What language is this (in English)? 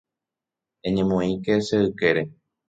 Guarani